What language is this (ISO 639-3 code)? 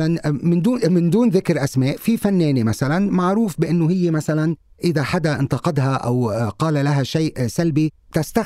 ara